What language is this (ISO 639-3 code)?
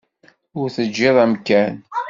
kab